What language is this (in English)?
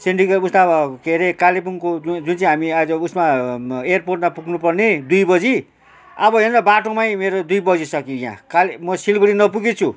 Nepali